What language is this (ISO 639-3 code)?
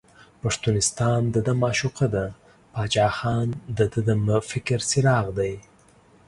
pus